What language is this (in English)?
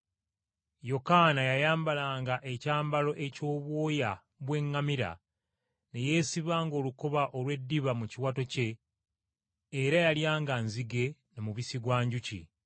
Ganda